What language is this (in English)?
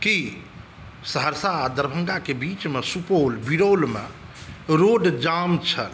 Maithili